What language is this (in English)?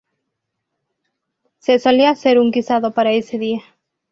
Spanish